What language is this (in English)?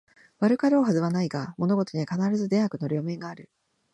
Japanese